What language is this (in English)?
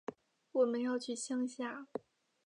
Chinese